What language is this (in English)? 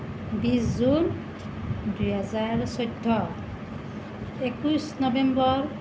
Assamese